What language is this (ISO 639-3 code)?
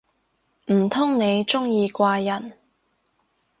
yue